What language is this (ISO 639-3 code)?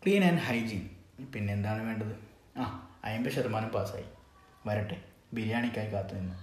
mal